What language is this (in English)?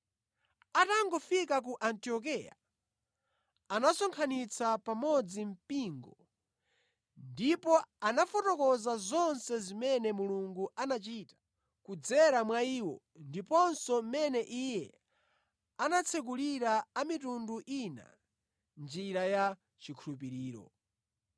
Nyanja